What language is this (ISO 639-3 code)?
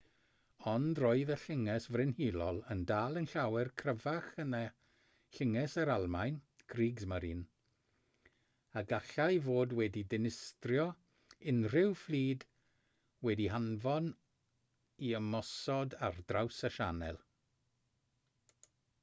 cym